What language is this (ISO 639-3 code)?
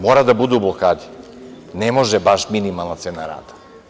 srp